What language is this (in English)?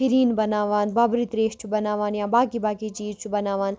Kashmiri